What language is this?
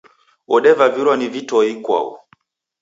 Taita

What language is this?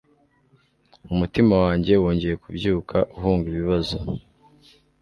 Kinyarwanda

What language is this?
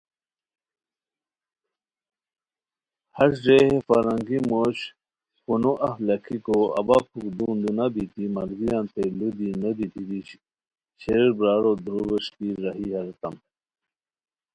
Khowar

